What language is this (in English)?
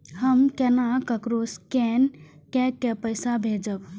Maithili